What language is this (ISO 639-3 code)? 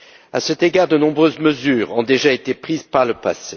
fra